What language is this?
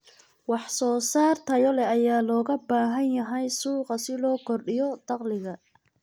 Somali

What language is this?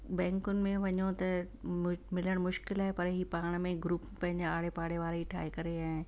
Sindhi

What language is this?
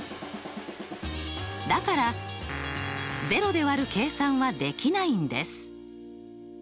Japanese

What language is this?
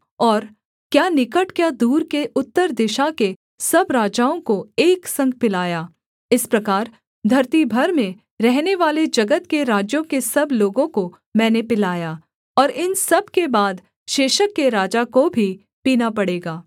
Hindi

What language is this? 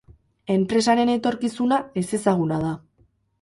Basque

